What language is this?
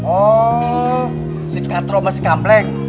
Indonesian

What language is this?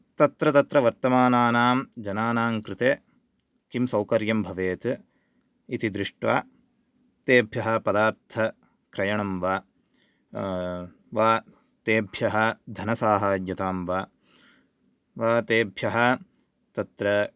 Sanskrit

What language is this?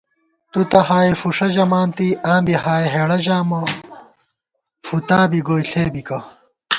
Gawar-Bati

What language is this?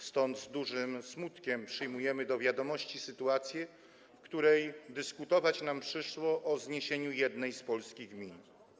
Polish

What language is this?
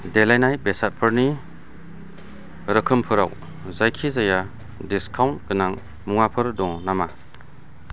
Bodo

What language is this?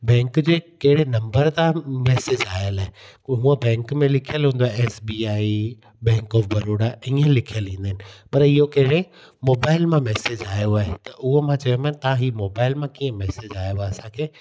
Sindhi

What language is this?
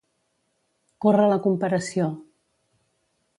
Catalan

